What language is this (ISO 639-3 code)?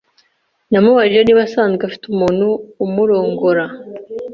kin